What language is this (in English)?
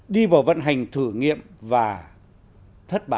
Vietnamese